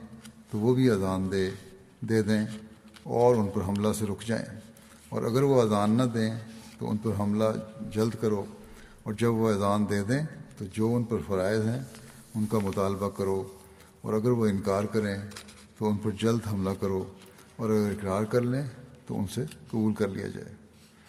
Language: Urdu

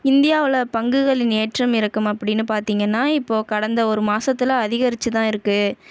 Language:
Tamil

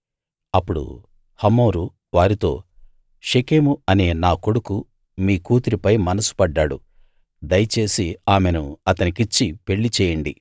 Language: Telugu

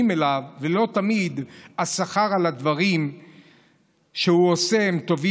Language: Hebrew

